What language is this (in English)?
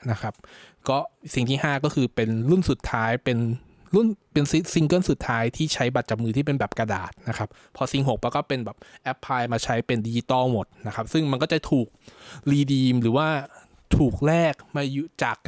Thai